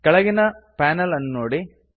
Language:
Kannada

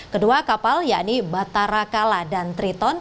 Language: Indonesian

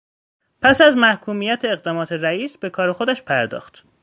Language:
Persian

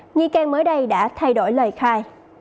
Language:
Vietnamese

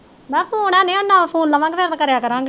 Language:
Punjabi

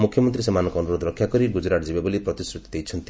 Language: Odia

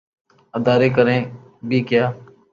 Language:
Urdu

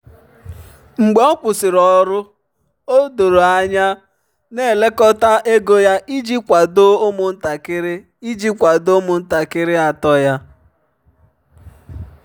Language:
Igbo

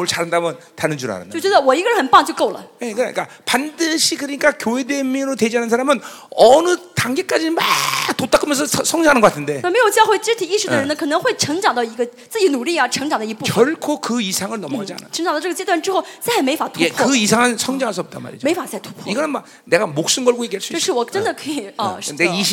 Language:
Korean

